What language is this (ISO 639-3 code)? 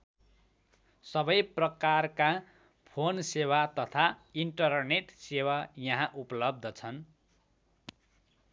nep